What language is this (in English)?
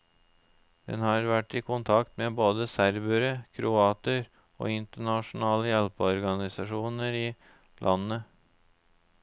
Norwegian